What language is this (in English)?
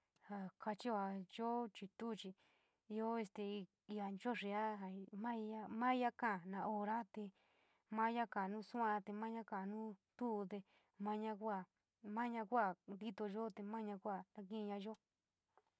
San Miguel El Grande Mixtec